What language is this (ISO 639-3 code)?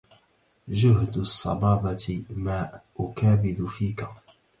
ara